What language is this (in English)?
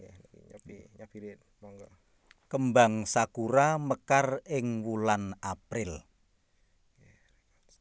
Javanese